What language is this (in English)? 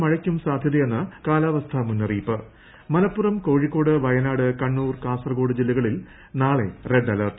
Malayalam